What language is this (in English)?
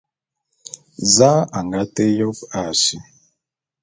Bulu